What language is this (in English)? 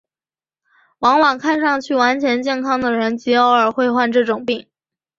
Chinese